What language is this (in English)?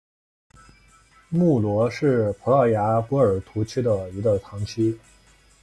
Chinese